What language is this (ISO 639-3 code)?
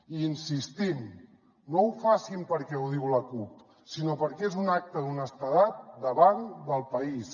cat